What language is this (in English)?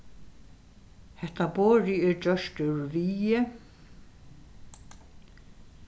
Faroese